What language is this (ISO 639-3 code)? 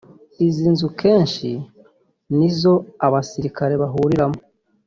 kin